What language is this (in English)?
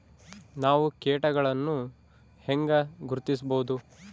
Kannada